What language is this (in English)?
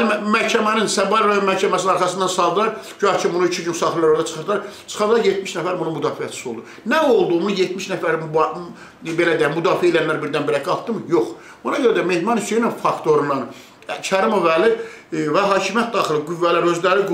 Turkish